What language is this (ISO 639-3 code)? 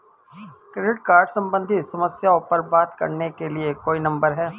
hin